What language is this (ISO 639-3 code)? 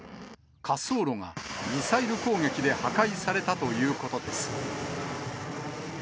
jpn